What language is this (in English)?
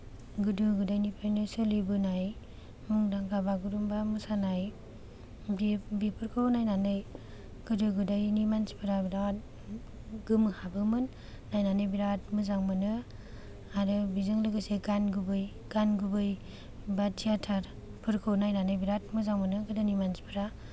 Bodo